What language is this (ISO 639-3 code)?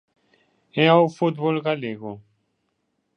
glg